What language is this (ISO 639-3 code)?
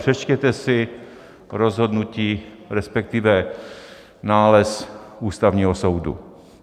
ces